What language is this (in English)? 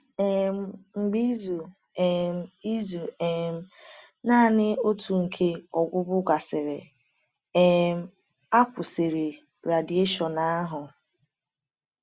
Igbo